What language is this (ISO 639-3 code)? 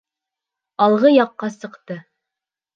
bak